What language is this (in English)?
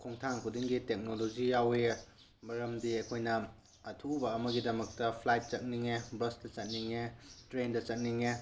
Manipuri